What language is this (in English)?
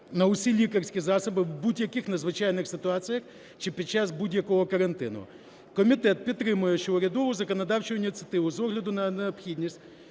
Ukrainian